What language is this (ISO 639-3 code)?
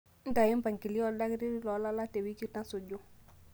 mas